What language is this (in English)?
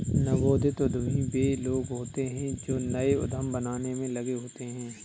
Hindi